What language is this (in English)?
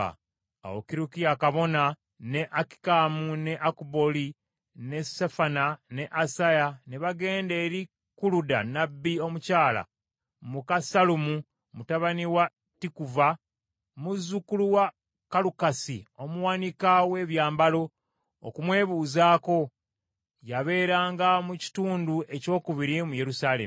Ganda